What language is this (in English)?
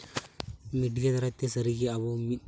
Santali